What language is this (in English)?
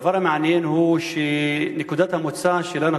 Hebrew